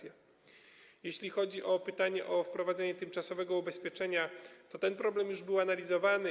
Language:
Polish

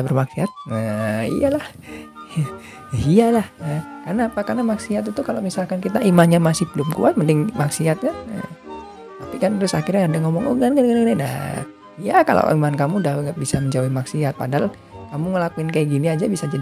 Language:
Indonesian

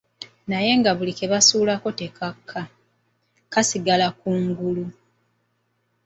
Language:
Ganda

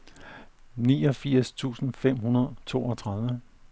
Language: Danish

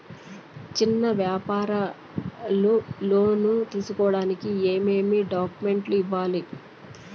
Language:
Telugu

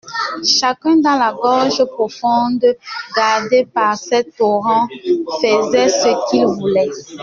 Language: French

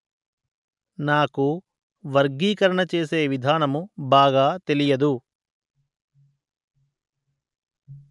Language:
Telugu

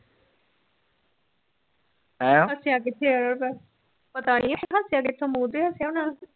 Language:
Punjabi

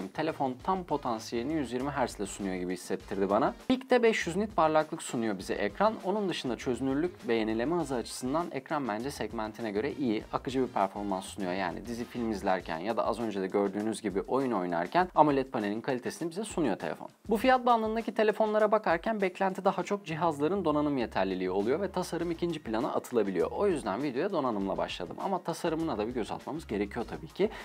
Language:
Turkish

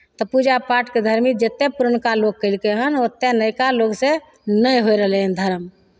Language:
Maithili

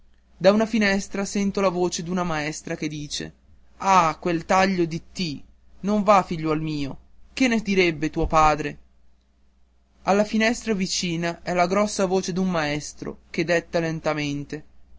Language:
Italian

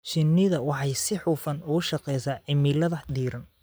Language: Somali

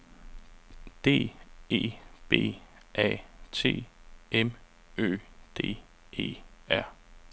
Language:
Danish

